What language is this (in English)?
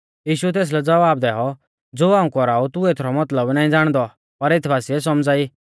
Mahasu Pahari